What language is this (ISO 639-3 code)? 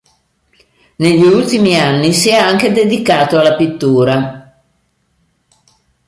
ita